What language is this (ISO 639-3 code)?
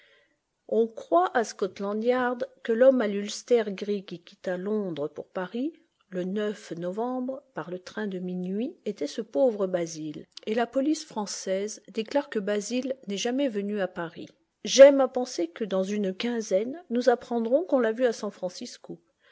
fra